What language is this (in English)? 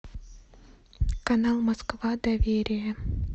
Russian